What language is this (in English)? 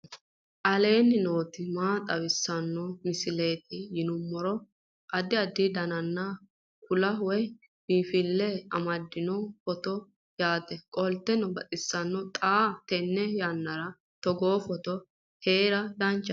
Sidamo